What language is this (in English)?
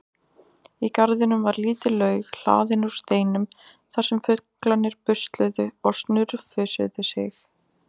Icelandic